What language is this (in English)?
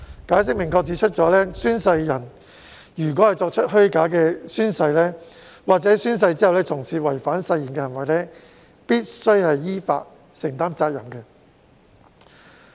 Cantonese